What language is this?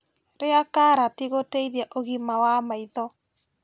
Kikuyu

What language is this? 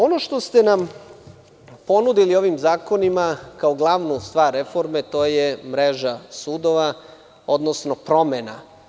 Serbian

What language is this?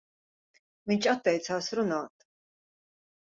Latvian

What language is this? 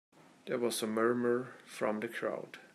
English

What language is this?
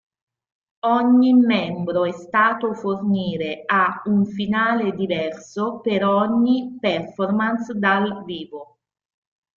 Italian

